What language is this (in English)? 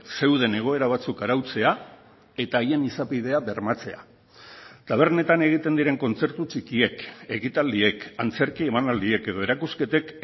Basque